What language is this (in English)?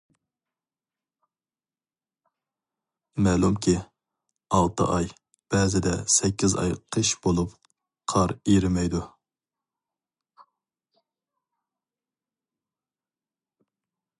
Uyghur